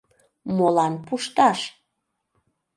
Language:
Mari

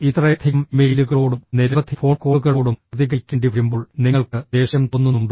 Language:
Malayalam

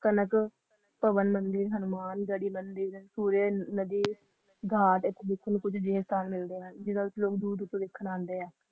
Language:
Punjabi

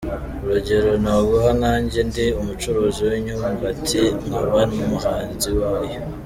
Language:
Kinyarwanda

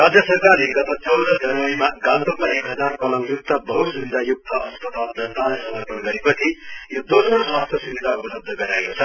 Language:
Nepali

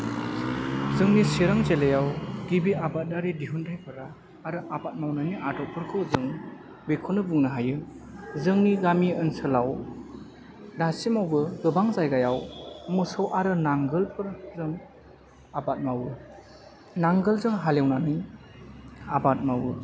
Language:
Bodo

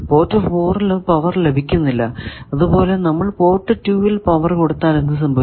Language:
Malayalam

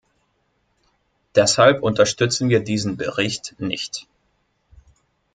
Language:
German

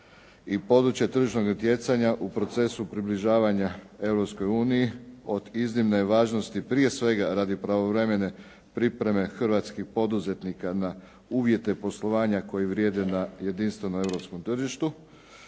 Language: Croatian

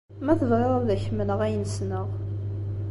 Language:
Kabyle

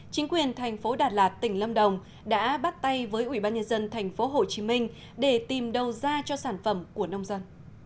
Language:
Vietnamese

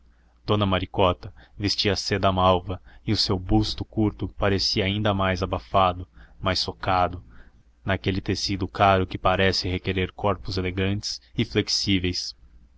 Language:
Portuguese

